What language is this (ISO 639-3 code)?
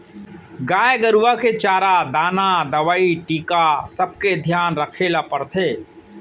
hne